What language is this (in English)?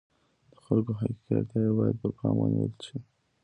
Pashto